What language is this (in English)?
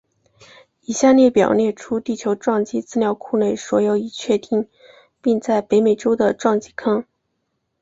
Chinese